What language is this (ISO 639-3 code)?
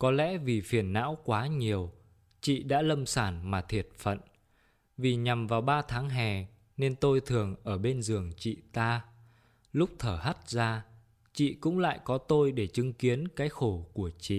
vie